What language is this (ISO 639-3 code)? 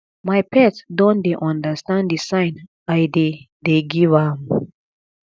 pcm